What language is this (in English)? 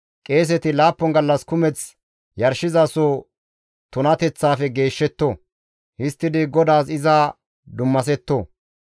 Gamo